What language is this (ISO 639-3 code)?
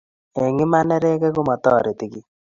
kln